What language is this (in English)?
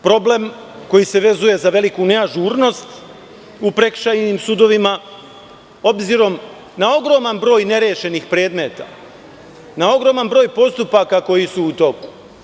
Serbian